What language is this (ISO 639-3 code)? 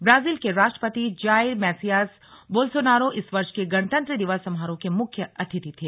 hin